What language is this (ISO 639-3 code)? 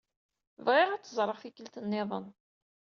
kab